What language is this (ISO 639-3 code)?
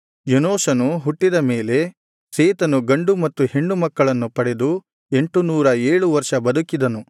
kan